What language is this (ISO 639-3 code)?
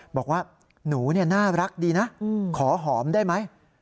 tha